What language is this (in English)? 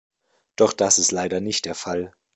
German